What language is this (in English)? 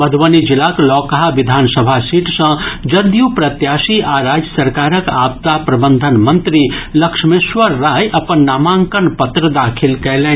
Maithili